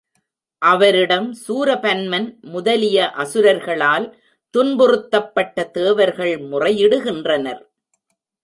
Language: Tamil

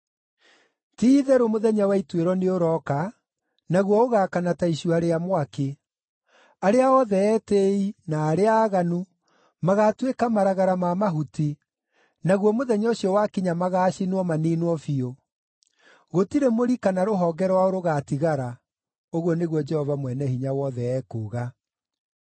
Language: Kikuyu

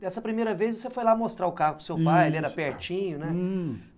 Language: Portuguese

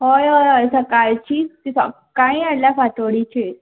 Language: Konkani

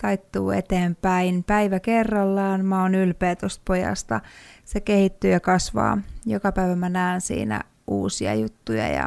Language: Finnish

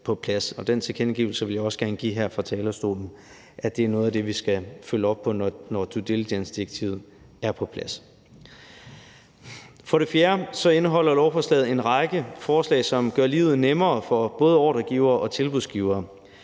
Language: Danish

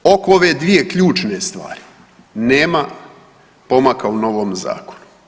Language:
Croatian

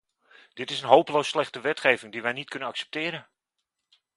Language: Dutch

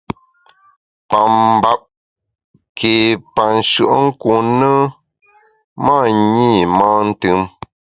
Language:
Bamun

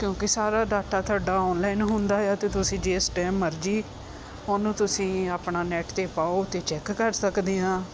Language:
Punjabi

